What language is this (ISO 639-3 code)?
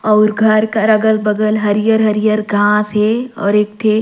sgj